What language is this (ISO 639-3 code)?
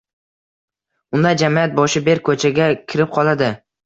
uzb